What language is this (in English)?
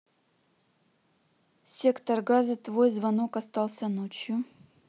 Russian